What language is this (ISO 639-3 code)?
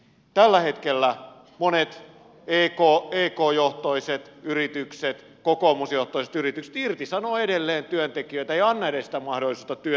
fin